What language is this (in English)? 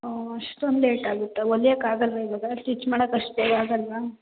Kannada